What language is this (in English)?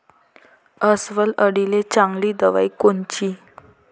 Marathi